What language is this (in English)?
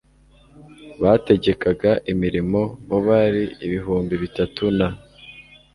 Kinyarwanda